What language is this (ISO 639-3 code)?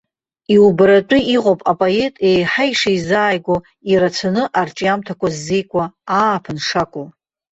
abk